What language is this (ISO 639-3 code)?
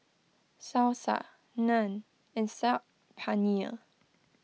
eng